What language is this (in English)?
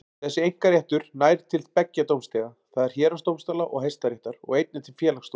Icelandic